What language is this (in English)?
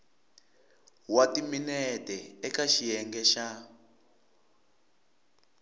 Tsonga